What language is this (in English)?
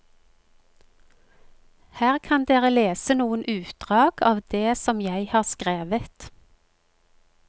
Norwegian